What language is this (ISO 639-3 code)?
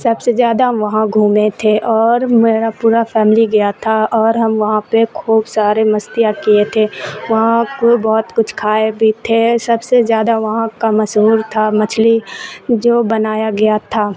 urd